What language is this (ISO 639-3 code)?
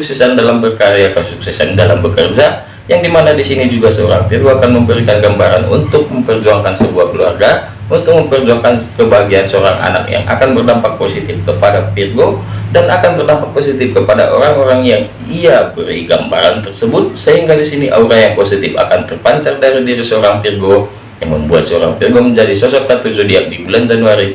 ind